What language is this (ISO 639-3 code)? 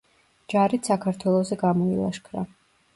kat